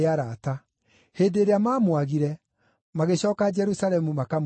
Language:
Kikuyu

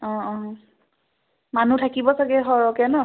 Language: Assamese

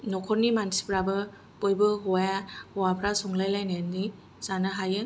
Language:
Bodo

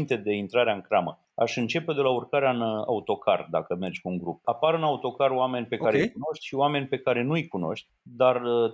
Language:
Romanian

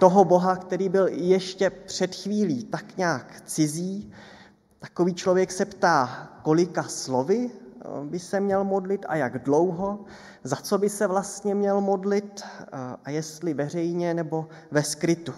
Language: Czech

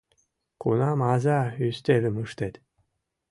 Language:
Mari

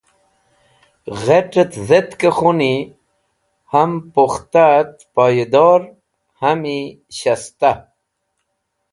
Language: Wakhi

